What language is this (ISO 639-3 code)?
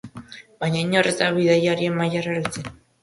eus